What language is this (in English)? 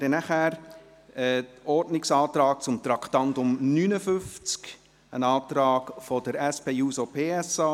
Swiss German